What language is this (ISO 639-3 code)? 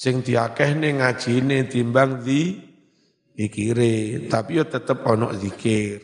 ind